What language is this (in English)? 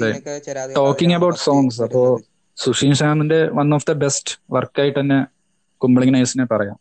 Malayalam